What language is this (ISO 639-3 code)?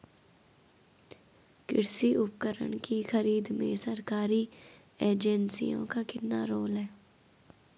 hin